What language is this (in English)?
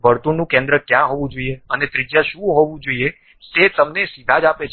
Gujarati